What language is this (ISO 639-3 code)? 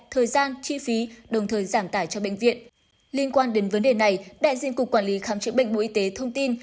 vie